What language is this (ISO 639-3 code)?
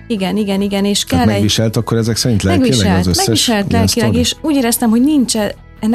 hun